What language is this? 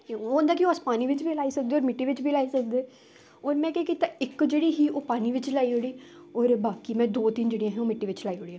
Dogri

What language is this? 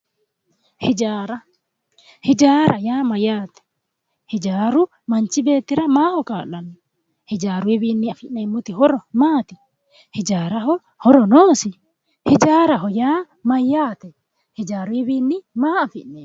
Sidamo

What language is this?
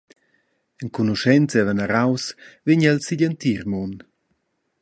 Romansh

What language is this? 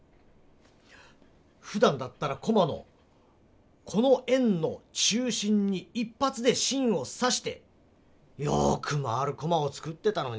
Japanese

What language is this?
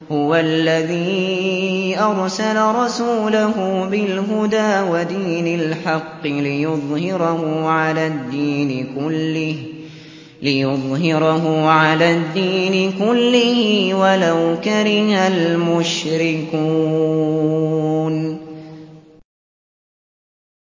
Arabic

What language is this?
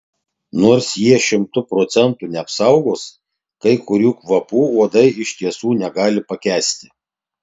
Lithuanian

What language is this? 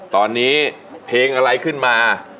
Thai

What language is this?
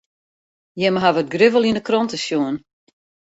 Western Frisian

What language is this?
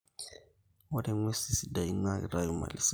Masai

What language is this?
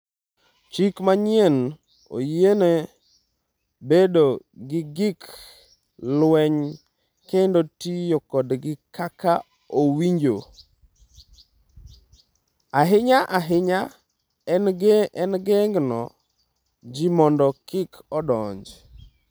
Luo (Kenya and Tanzania)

